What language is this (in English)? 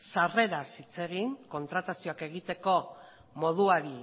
Basque